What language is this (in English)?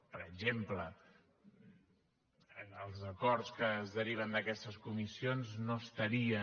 Catalan